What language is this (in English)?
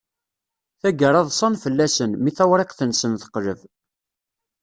Kabyle